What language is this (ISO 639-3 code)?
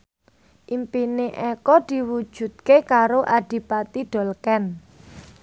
jav